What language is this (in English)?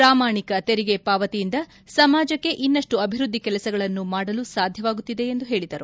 Kannada